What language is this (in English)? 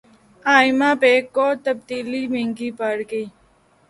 Urdu